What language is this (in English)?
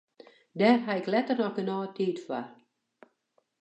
Western Frisian